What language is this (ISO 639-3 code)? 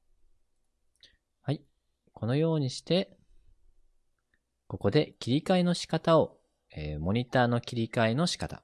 jpn